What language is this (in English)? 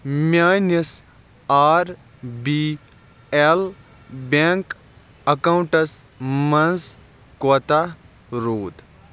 Kashmiri